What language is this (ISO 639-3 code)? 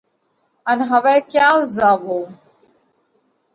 kvx